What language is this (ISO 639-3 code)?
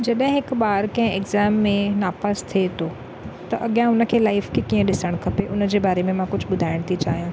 snd